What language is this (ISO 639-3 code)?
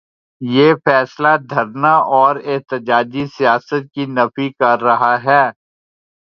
urd